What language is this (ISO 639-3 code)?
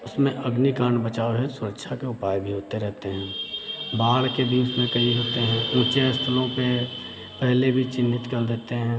hin